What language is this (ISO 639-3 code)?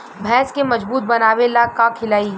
bho